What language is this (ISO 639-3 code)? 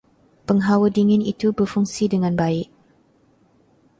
msa